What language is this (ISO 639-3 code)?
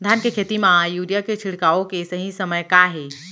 hne